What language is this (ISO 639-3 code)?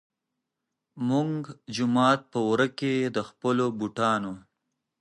pus